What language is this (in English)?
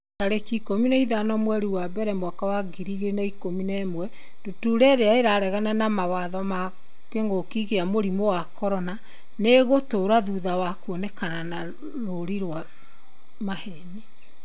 Kikuyu